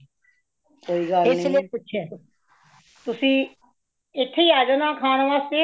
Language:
Punjabi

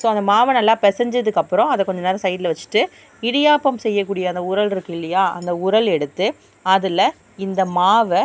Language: Tamil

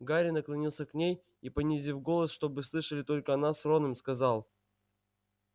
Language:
Russian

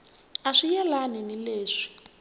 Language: Tsonga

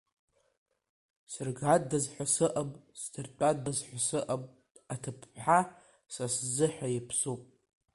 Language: Abkhazian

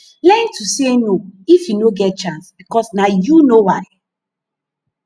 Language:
Nigerian Pidgin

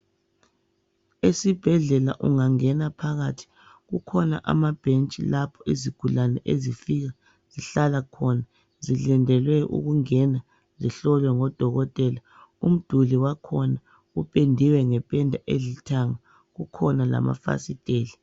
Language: North Ndebele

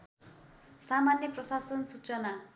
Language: Nepali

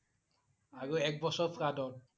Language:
Assamese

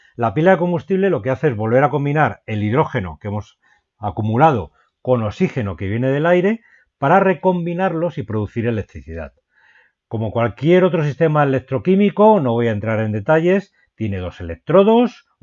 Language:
Spanish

